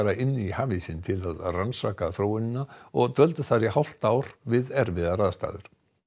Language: Icelandic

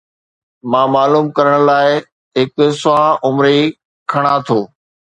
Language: Sindhi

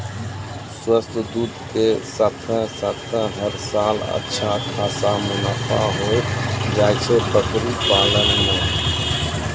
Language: Maithili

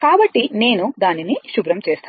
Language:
Telugu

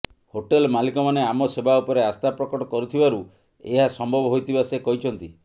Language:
Odia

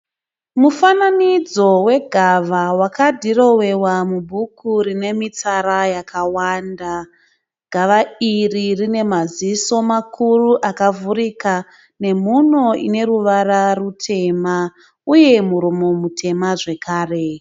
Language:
Shona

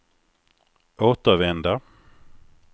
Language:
Swedish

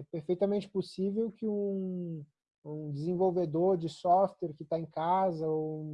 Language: Portuguese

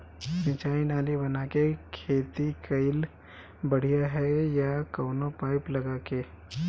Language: Bhojpuri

